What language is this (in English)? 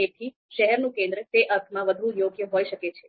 Gujarati